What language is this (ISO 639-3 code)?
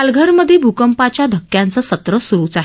mar